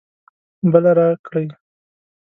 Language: Pashto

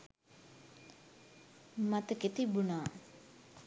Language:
Sinhala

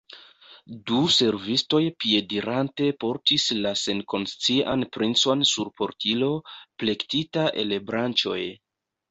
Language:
Esperanto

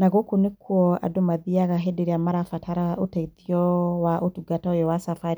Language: Kikuyu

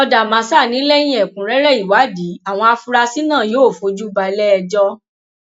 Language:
Yoruba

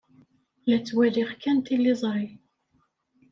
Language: Kabyle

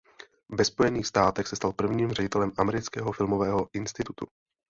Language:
Czech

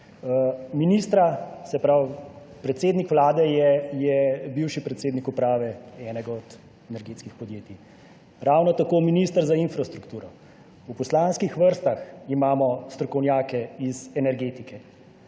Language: Slovenian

